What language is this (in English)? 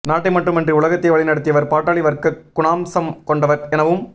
Tamil